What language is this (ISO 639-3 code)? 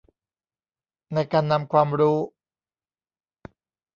tha